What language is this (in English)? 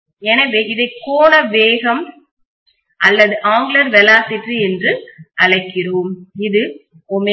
Tamil